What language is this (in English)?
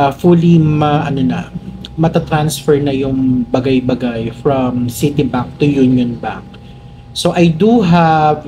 Filipino